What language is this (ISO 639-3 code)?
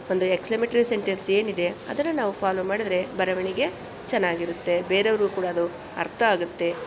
kan